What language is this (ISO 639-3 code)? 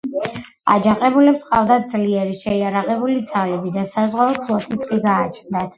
kat